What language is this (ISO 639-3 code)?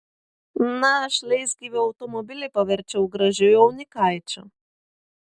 lit